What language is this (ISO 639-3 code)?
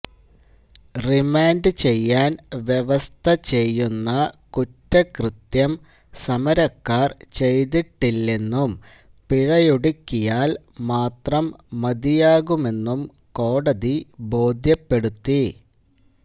mal